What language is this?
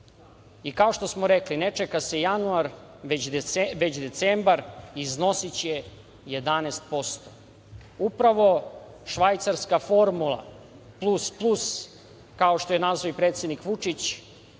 Serbian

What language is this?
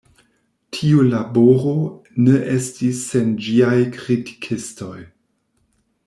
Esperanto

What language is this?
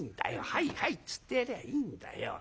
Japanese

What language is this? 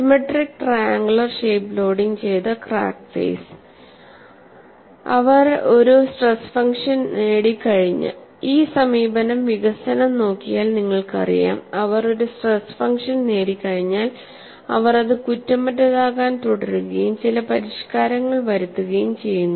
Malayalam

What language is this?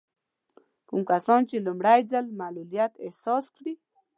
Pashto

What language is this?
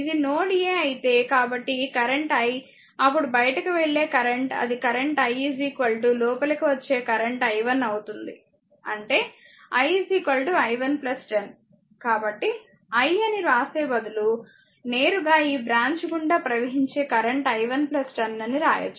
Telugu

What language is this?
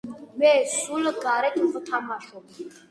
Georgian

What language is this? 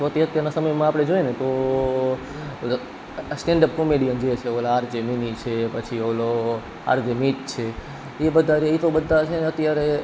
Gujarati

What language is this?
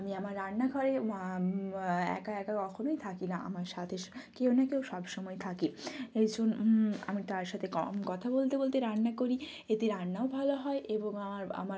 Bangla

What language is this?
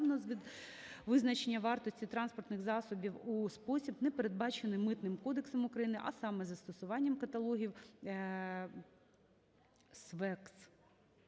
Ukrainian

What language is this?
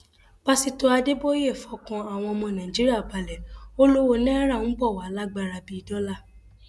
Yoruba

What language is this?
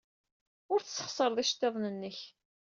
Kabyle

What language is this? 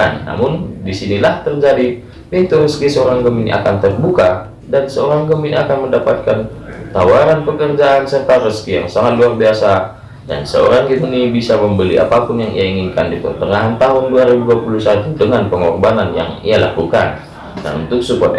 Indonesian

